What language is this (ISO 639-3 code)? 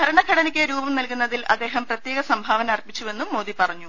mal